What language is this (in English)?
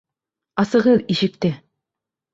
Bashkir